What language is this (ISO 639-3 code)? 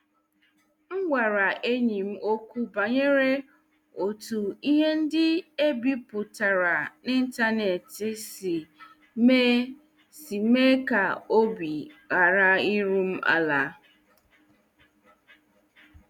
ibo